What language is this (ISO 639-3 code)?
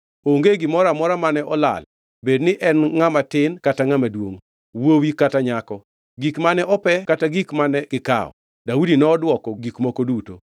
luo